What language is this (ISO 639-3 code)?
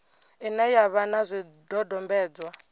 ven